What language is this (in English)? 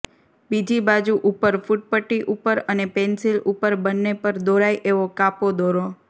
Gujarati